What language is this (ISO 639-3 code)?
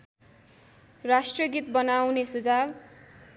nep